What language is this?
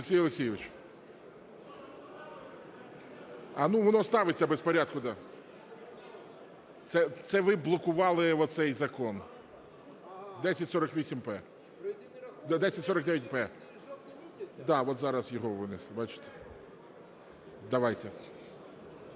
Ukrainian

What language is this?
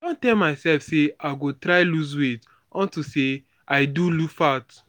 Nigerian Pidgin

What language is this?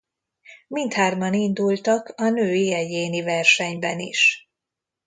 Hungarian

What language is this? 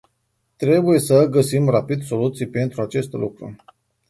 Romanian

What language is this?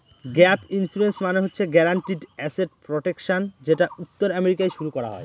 Bangla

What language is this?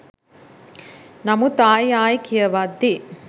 Sinhala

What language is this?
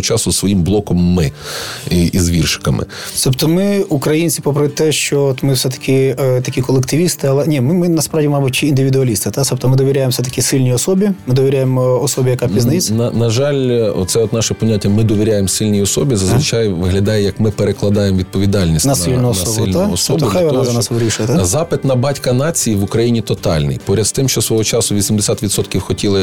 Ukrainian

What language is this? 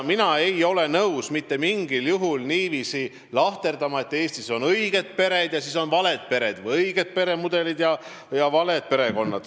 Estonian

